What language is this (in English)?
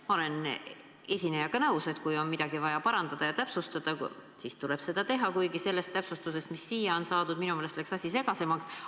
Estonian